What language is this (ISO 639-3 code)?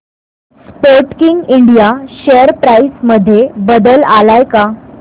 mar